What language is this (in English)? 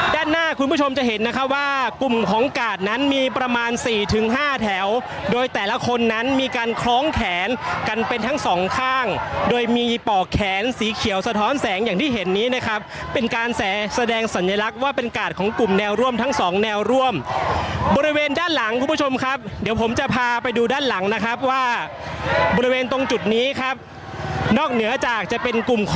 Thai